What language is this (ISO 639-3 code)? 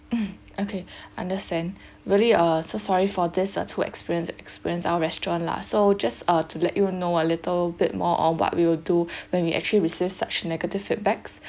eng